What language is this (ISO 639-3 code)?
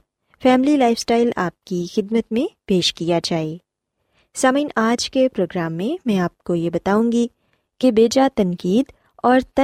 urd